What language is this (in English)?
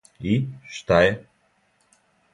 Serbian